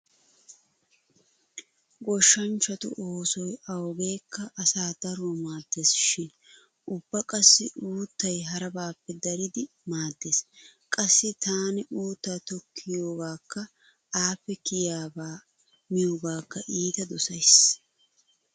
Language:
Wolaytta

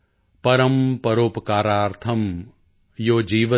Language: Punjabi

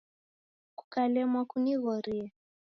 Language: Taita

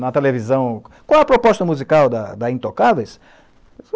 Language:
Portuguese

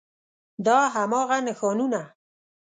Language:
Pashto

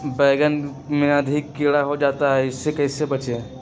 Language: Magahi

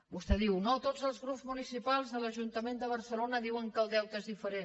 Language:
Catalan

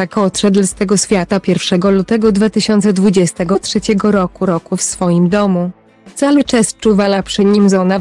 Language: Polish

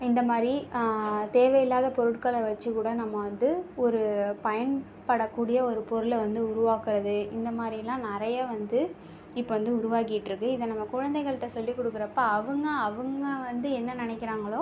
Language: Tamil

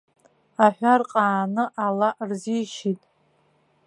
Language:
Abkhazian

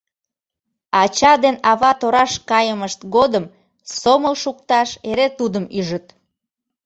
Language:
Mari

